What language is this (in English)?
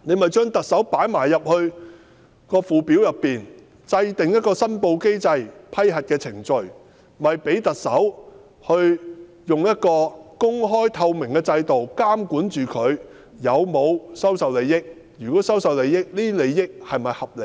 Cantonese